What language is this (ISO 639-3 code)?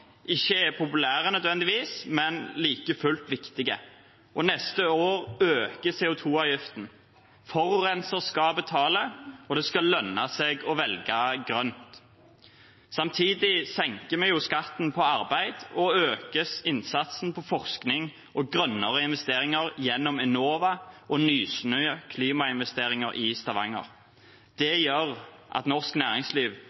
nob